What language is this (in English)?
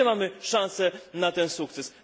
Polish